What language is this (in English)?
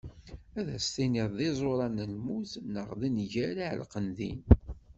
Kabyle